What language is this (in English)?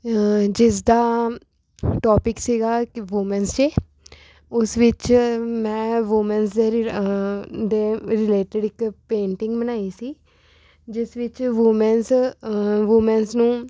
Punjabi